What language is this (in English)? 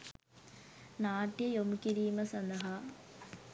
Sinhala